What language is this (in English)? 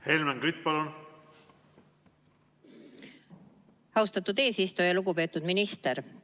Estonian